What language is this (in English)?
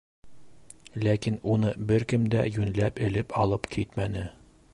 Bashkir